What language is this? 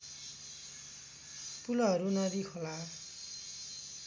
Nepali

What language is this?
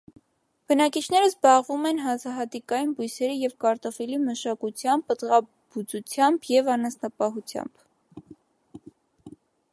Armenian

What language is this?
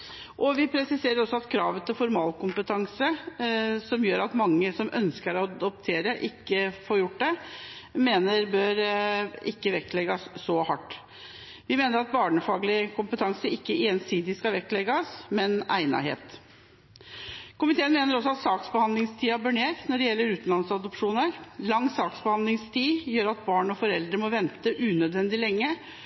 Norwegian Bokmål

